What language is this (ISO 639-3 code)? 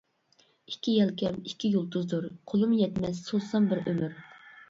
uig